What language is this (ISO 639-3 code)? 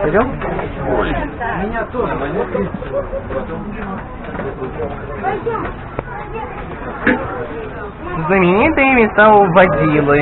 rus